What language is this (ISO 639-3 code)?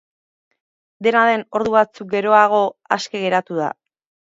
eus